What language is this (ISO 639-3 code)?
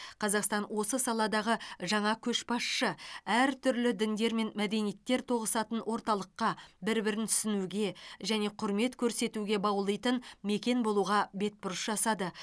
kaz